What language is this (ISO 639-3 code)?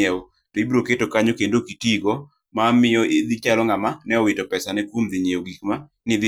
luo